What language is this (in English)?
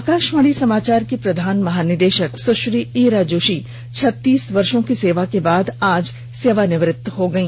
Hindi